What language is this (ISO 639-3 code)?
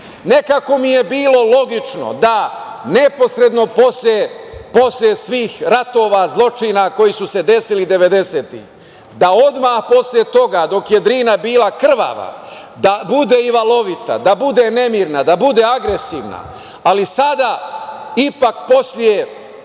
srp